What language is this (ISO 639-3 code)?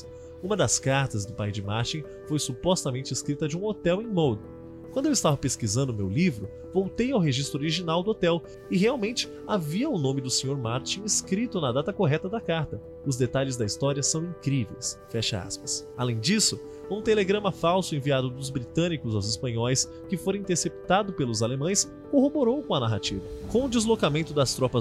por